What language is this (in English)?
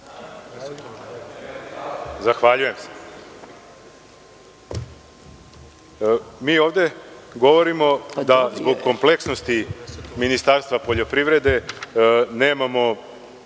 Serbian